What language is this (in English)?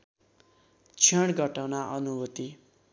Nepali